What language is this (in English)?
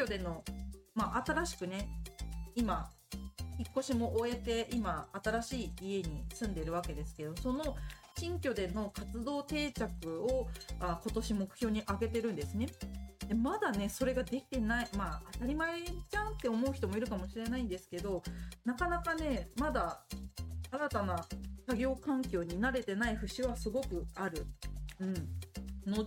Japanese